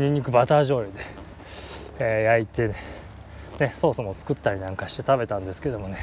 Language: Japanese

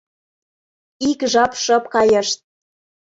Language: Mari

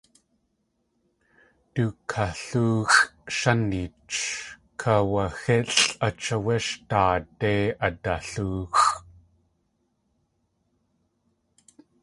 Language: Tlingit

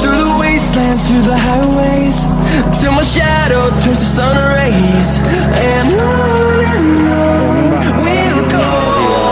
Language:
Vietnamese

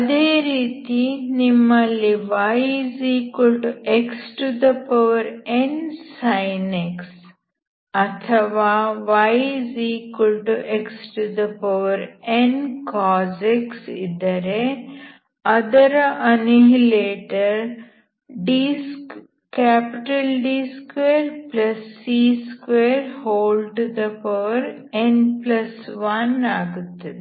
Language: Kannada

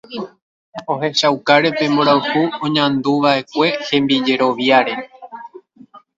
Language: Guarani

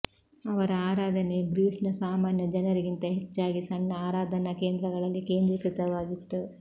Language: Kannada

